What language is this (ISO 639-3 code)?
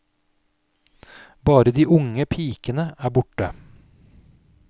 nor